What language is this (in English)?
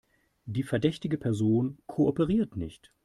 German